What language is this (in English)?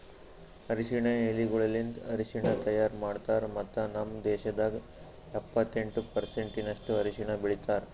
Kannada